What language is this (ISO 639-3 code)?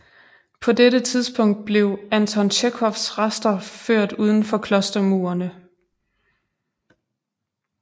dan